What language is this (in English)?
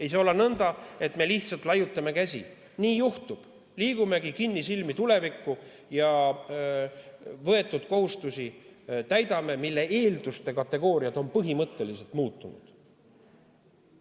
Estonian